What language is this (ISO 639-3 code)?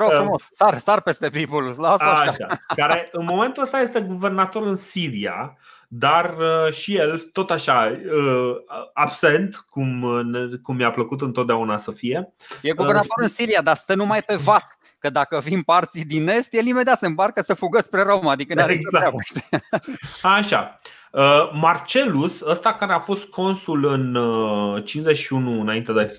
ron